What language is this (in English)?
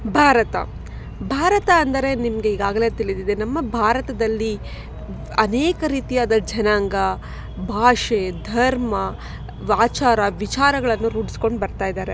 Kannada